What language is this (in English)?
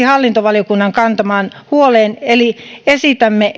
Finnish